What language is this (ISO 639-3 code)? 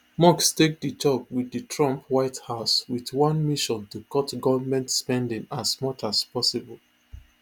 pcm